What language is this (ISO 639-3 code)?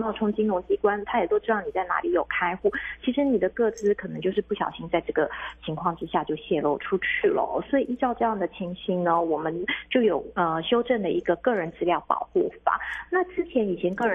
zho